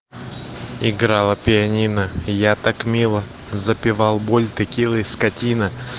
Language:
Russian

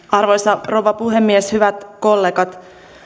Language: Finnish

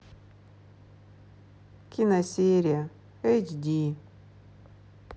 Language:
Russian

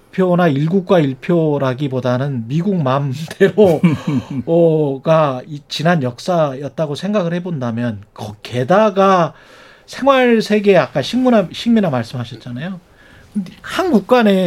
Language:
Korean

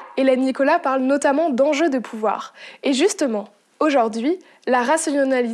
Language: French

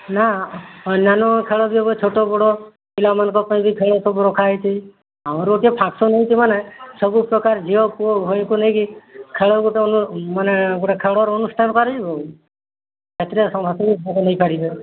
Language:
Odia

